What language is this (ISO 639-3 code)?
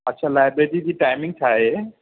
snd